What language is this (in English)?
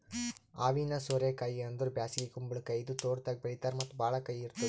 Kannada